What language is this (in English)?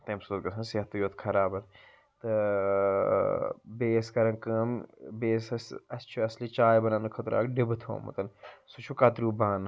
Kashmiri